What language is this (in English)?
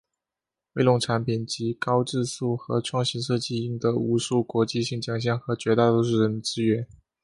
Chinese